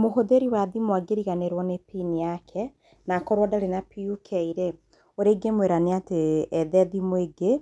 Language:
Kikuyu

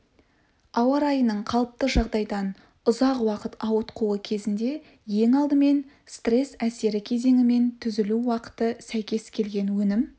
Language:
Kazakh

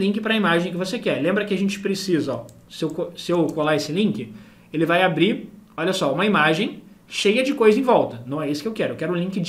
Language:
Portuguese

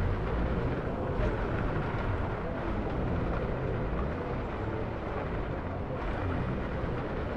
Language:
German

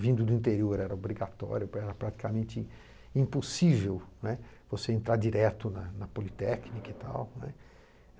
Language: Portuguese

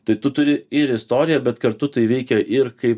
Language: Lithuanian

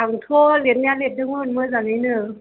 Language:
Bodo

